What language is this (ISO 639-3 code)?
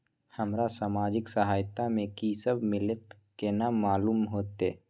mai